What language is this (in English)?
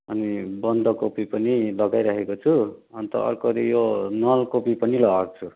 Nepali